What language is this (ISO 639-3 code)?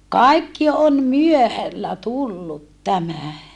fin